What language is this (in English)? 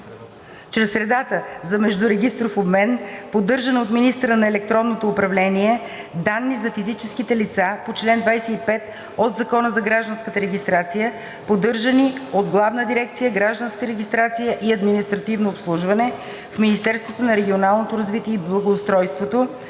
Bulgarian